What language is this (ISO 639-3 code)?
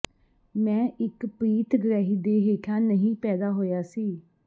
pan